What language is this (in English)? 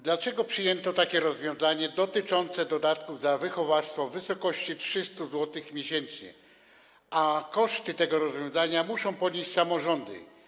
Polish